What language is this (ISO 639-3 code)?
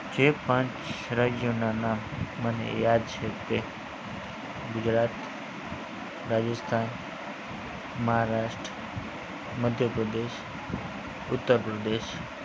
guj